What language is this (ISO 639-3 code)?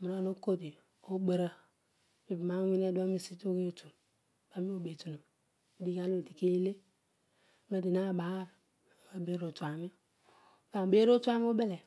odu